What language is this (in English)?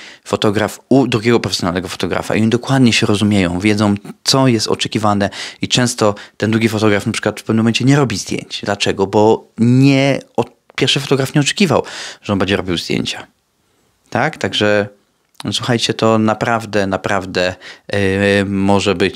Polish